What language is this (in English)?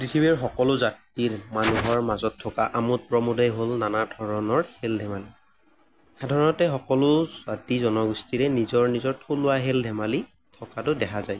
Assamese